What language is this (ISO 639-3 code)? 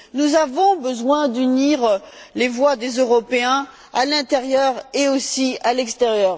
fra